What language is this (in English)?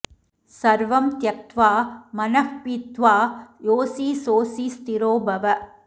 Sanskrit